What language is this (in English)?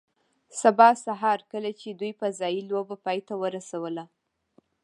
Pashto